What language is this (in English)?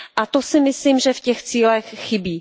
Czech